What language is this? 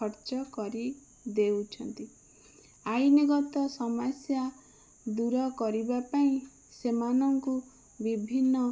Odia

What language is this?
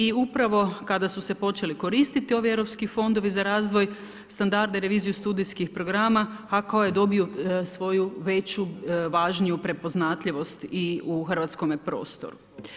Croatian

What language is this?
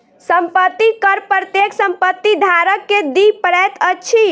Maithili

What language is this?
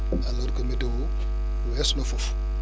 Wolof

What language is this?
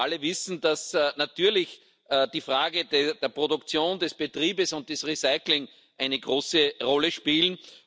German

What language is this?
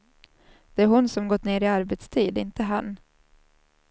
Swedish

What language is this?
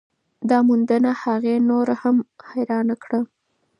Pashto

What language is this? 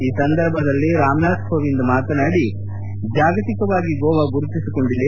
Kannada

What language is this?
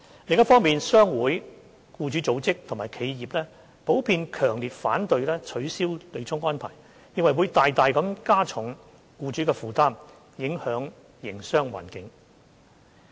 Cantonese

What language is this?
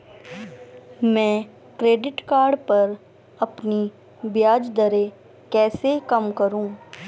Hindi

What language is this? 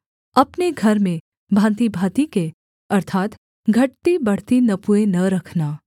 Hindi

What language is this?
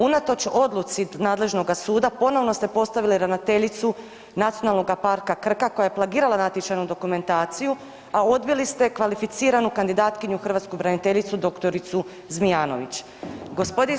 Croatian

